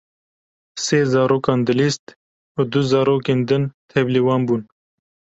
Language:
Kurdish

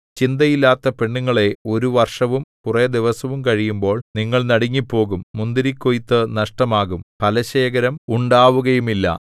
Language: Malayalam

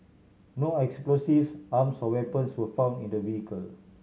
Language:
English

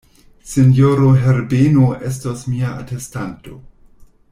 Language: Esperanto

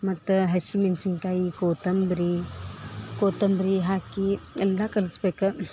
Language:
Kannada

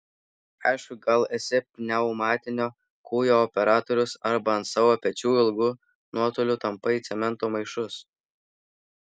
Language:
Lithuanian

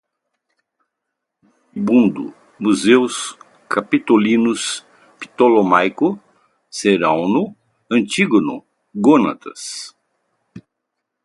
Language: Portuguese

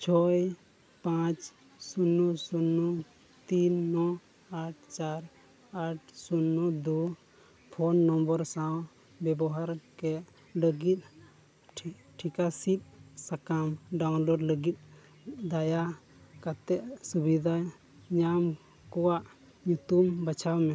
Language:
Santali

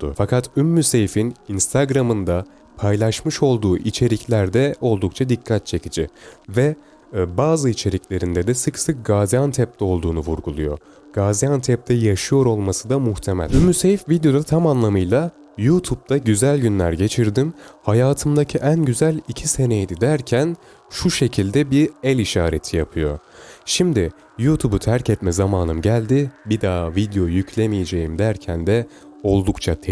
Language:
Turkish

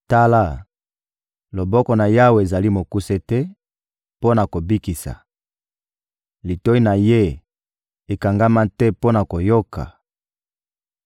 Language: Lingala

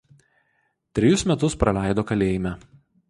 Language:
Lithuanian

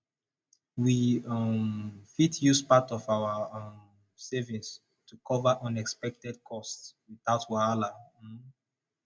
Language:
Nigerian Pidgin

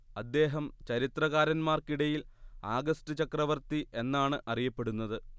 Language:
Malayalam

